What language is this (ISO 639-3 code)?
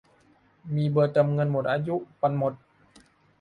tha